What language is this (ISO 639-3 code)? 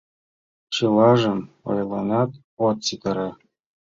chm